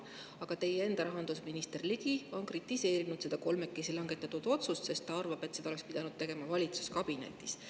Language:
Estonian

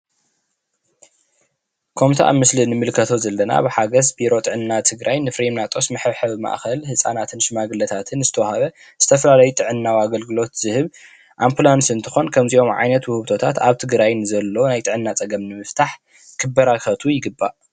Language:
Tigrinya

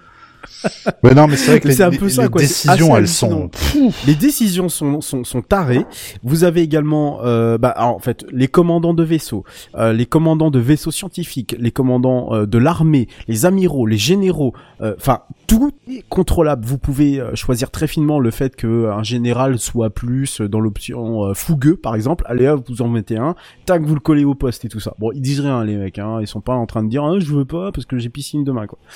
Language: French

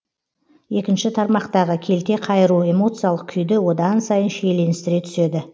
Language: Kazakh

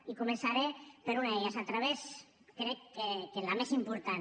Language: Catalan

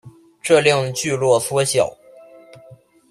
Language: Chinese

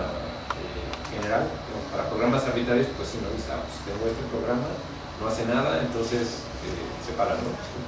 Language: Spanish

